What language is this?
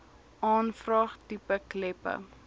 Afrikaans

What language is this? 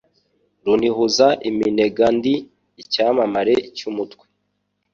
Kinyarwanda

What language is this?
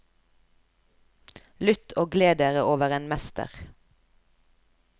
Norwegian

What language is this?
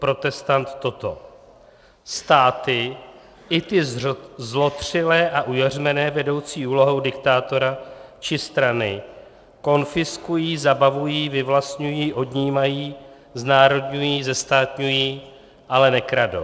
Czech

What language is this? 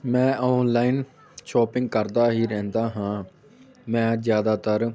Punjabi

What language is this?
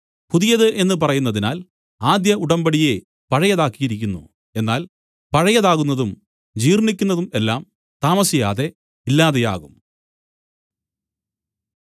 Malayalam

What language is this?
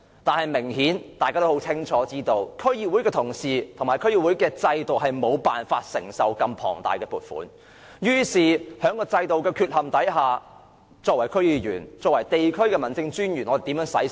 Cantonese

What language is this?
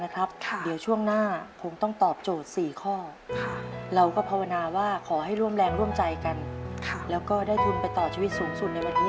Thai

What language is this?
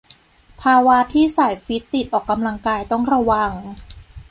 Thai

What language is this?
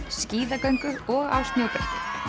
Icelandic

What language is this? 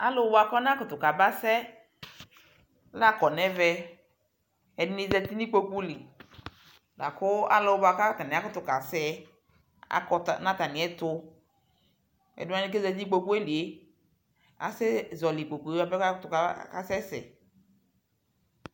Ikposo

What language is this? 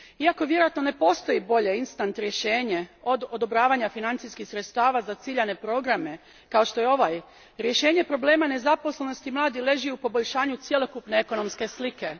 Croatian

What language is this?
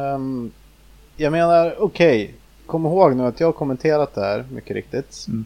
Swedish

